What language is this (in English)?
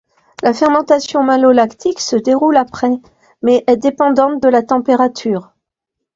French